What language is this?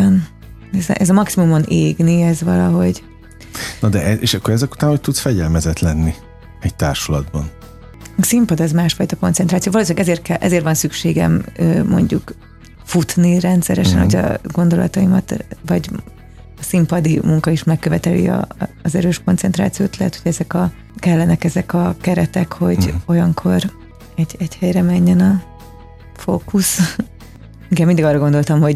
Hungarian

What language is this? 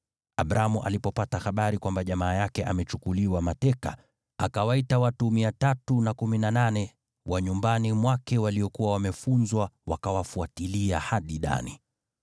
Swahili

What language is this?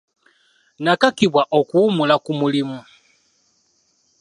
Ganda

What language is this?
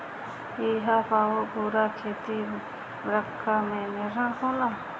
Bhojpuri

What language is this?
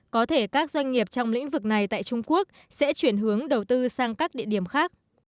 Vietnamese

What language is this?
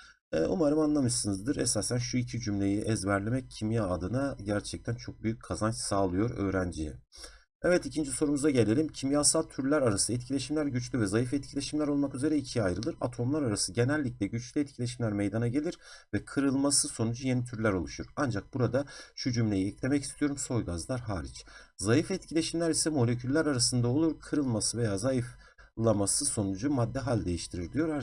Turkish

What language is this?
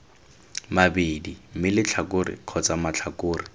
Tswana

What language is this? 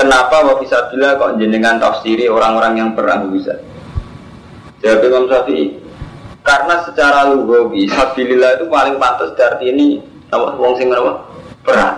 Indonesian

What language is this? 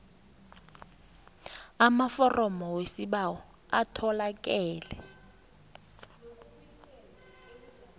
South Ndebele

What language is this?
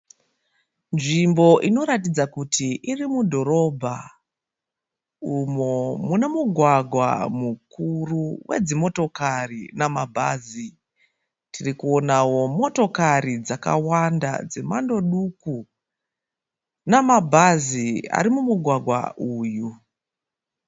Shona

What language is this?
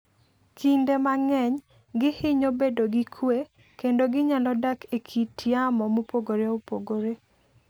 Luo (Kenya and Tanzania)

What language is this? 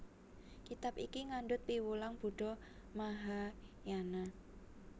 Javanese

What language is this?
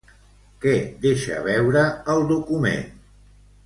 Catalan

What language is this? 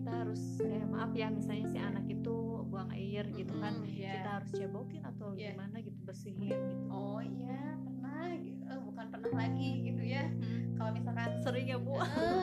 Indonesian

